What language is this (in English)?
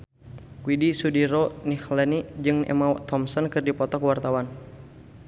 Sundanese